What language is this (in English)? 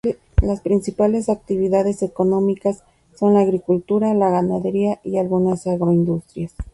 Spanish